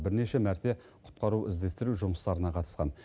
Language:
Kazakh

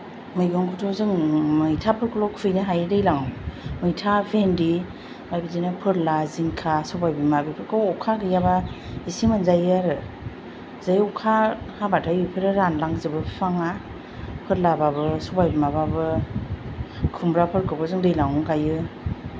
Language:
Bodo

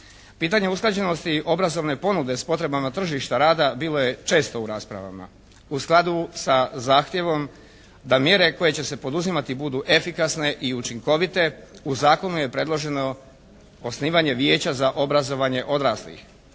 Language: Croatian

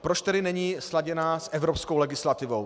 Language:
Czech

